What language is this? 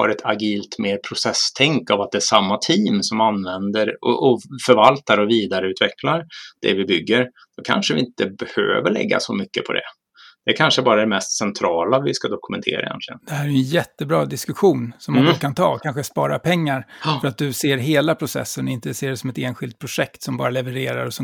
Swedish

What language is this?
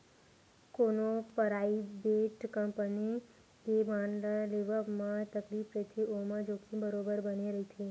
Chhattisgarhi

